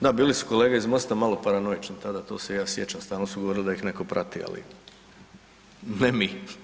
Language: Croatian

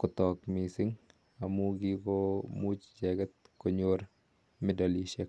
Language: Kalenjin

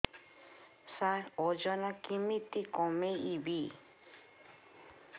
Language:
Odia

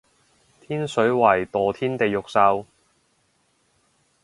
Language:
Cantonese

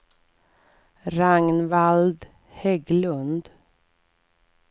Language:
Swedish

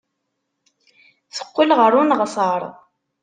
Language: Kabyle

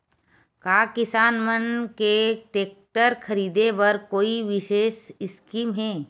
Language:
Chhattisgarhi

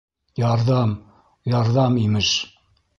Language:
Bashkir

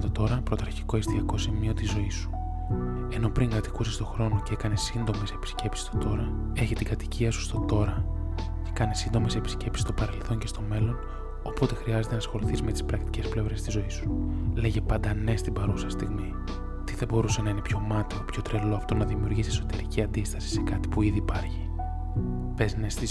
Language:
Greek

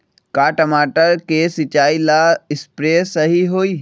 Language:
Magahi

